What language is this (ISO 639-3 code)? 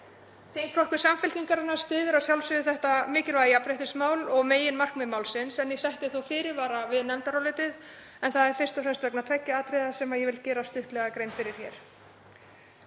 isl